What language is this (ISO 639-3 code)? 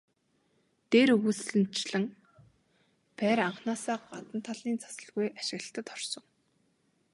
mon